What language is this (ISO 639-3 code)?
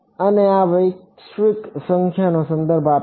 guj